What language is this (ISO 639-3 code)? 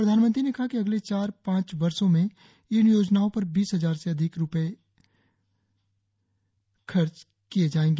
hin